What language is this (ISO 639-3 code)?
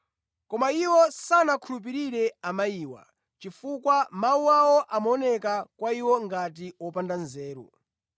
nya